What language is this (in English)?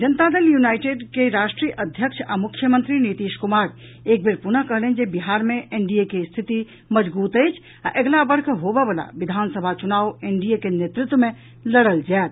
Maithili